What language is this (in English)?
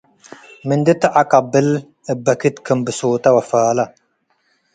Tigre